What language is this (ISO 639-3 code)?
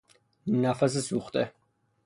fas